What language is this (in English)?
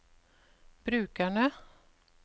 Norwegian